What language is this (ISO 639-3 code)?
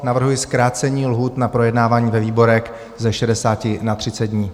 ces